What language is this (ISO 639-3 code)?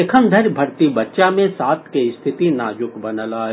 mai